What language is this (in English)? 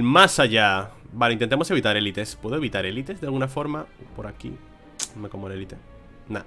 Spanish